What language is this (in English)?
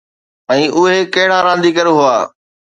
Sindhi